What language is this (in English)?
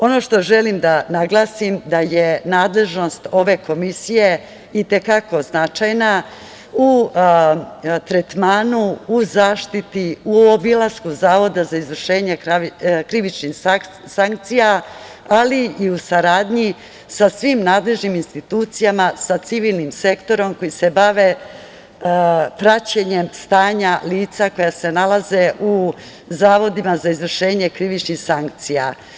Serbian